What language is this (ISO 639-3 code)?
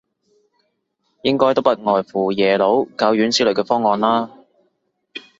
yue